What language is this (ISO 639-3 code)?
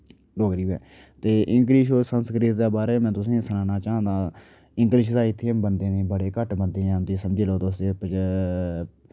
doi